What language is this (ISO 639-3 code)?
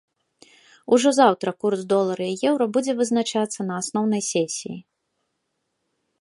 bel